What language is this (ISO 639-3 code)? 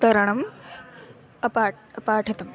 san